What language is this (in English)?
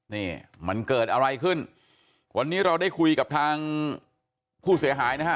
Thai